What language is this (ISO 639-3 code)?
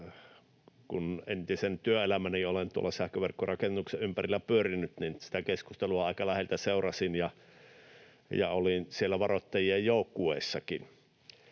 fin